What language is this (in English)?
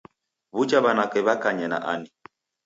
Taita